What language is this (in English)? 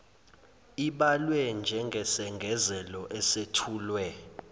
Zulu